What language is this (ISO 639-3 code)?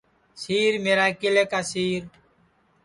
ssi